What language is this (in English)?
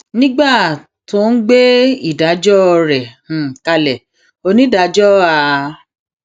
Yoruba